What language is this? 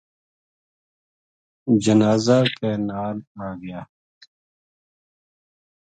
Gujari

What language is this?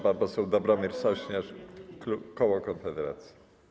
Polish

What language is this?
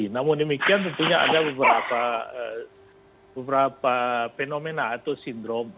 Indonesian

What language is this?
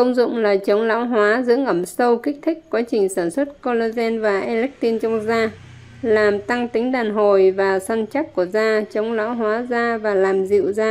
Vietnamese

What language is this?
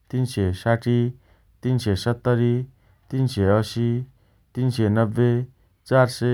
Dotyali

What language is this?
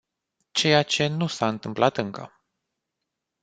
Romanian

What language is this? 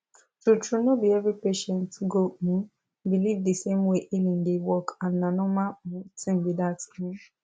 Nigerian Pidgin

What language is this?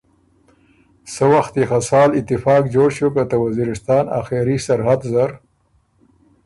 Ormuri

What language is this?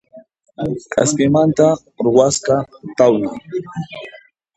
Puno Quechua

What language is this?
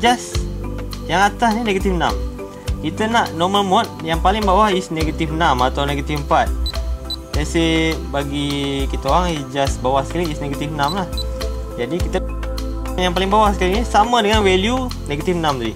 Malay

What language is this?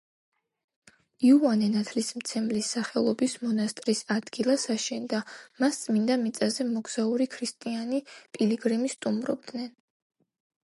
Georgian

